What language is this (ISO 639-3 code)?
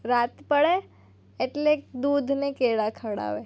guj